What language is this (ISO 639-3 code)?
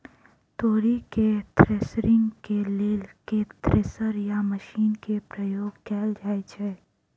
mai